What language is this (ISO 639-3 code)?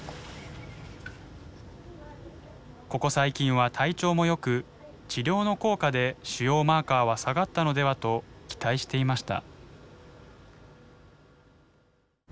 jpn